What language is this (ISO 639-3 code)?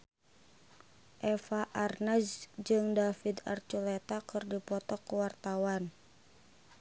sun